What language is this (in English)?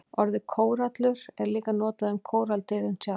Icelandic